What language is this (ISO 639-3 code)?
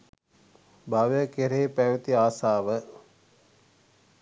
sin